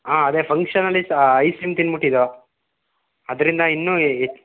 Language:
Kannada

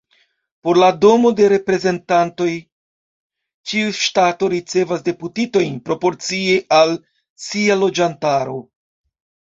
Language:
Esperanto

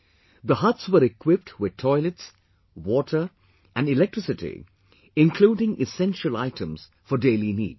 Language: English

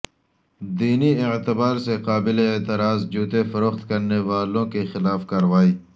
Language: Urdu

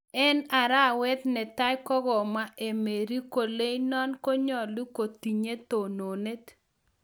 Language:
Kalenjin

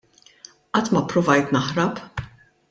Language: Maltese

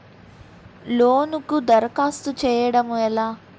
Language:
Telugu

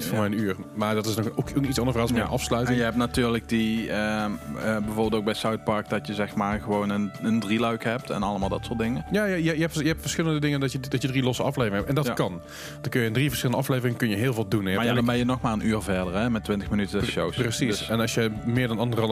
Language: Dutch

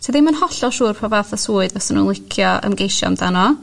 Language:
Welsh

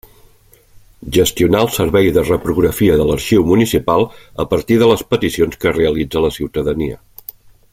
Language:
Catalan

